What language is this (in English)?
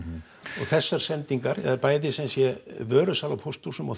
Icelandic